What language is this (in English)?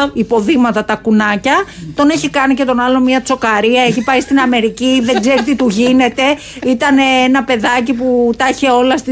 Greek